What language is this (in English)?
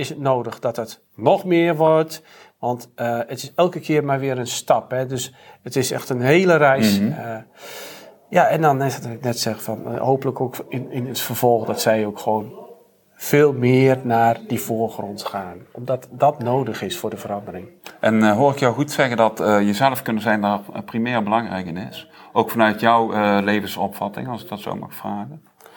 Dutch